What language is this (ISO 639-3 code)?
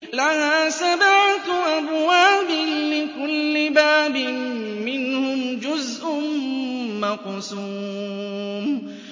ara